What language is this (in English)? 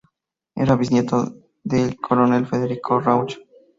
Spanish